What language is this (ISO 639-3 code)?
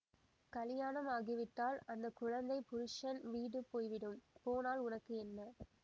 tam